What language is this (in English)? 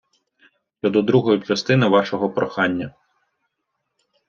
Ukrainian